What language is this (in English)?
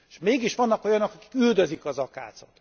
Hungarian